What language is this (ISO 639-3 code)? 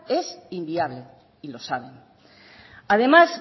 spa